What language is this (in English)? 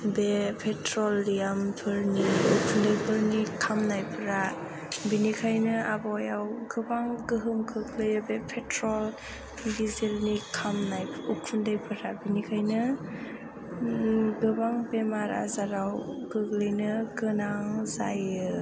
Bodo